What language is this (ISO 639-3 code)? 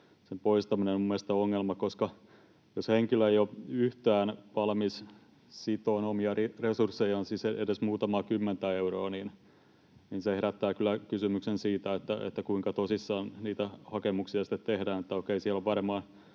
fin